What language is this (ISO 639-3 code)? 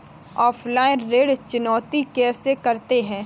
hin